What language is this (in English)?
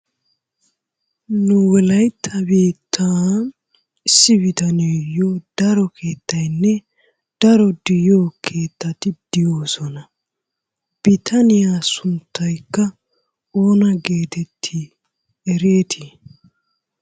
Wolaytta